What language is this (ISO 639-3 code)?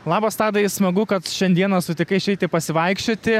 lit